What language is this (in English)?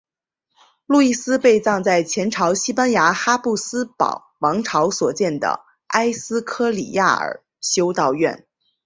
Chinese